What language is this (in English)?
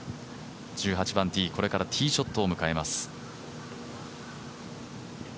Japanese